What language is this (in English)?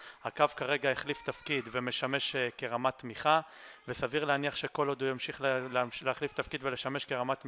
Hebrew